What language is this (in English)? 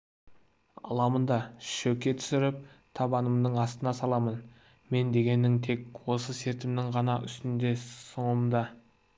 Kazakh